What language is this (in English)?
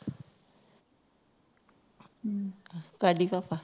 Punjabi